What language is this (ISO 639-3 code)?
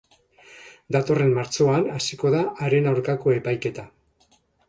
eus